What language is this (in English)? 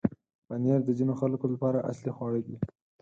Pashto